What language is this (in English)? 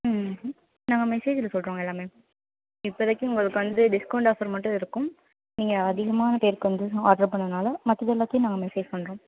Tamil